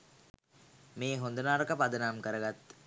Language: Sinhala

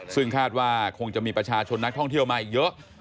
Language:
Thai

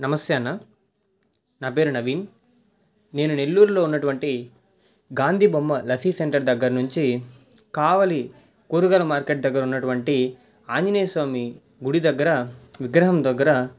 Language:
Telugu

